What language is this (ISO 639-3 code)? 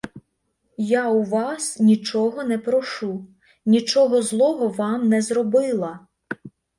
ukr